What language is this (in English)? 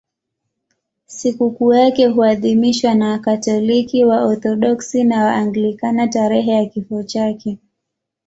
Swahili